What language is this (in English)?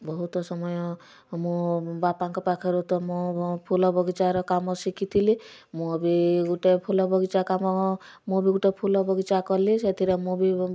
Odia